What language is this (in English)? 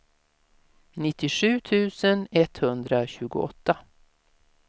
Swedish